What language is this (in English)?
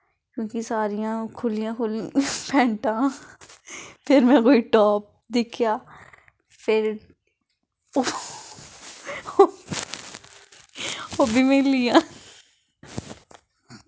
Dogri